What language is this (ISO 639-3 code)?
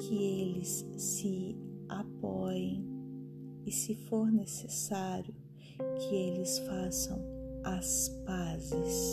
por